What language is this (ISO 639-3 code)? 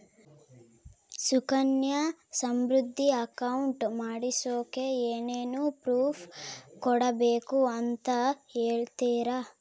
kan